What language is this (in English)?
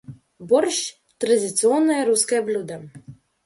Russian